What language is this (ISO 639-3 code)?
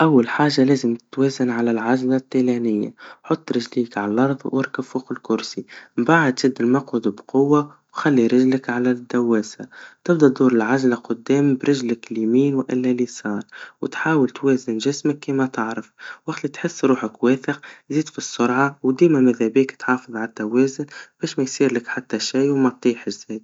aeb